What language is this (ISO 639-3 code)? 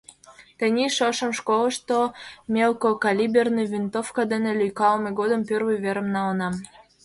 chm